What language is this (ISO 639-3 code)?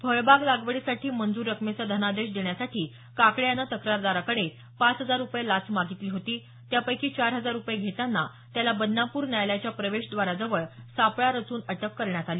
mar